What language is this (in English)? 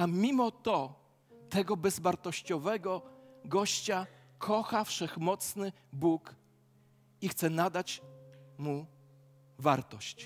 Polish